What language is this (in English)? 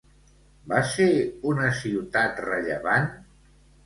Catalan